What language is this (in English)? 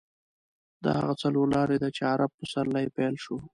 Pashto